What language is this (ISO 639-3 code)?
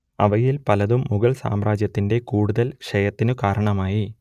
mal